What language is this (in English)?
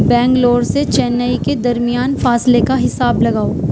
Urdu